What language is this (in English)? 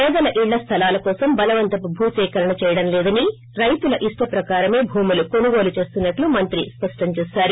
Telugu